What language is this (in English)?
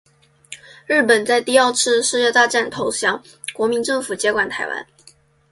Chinese